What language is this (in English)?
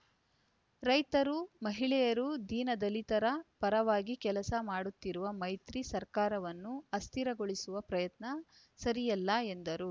Kannada